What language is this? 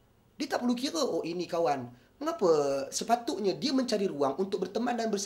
Malay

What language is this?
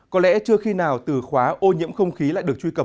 Vietnamese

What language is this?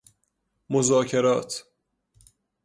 Persian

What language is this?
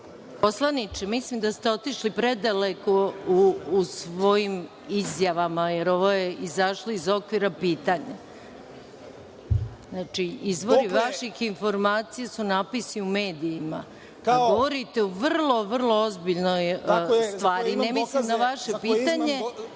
Serbian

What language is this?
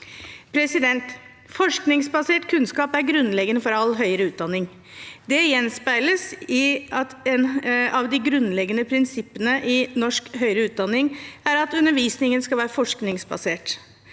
Norwegian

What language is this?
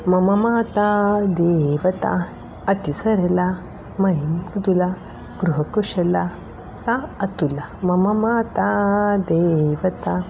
Sanskrit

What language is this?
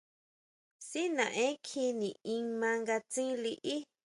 Huautla Mazatec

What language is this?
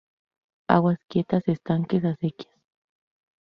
Spanish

